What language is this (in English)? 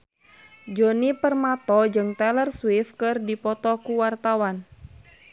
Sundanese